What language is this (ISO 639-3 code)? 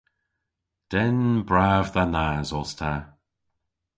cor